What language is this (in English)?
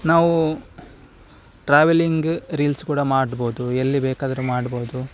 Kannada